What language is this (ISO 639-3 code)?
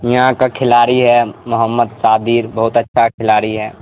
urd